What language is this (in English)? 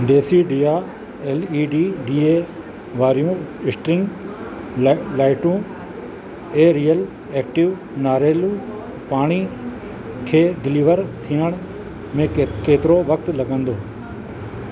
Sindhi